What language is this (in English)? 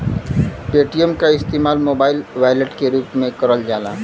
Bhojpuri